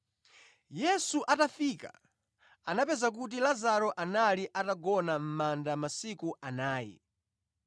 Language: Nyanja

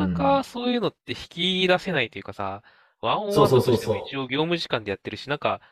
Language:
Japanese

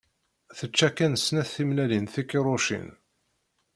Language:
Kabyle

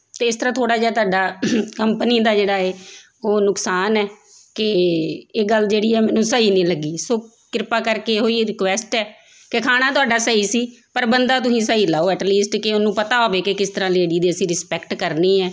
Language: Punjabi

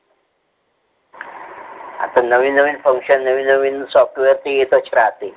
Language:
Marathi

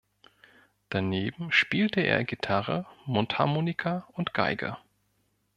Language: German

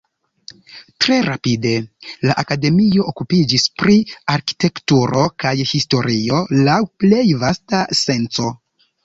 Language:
Esperanto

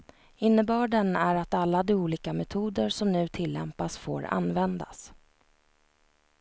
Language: Swedish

